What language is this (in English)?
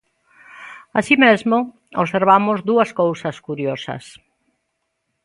Galician